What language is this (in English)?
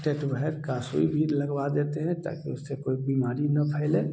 Hindi